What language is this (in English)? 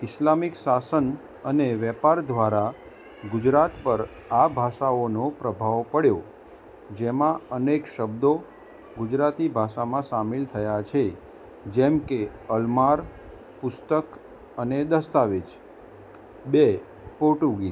Gujarati